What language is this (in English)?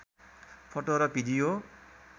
Nepali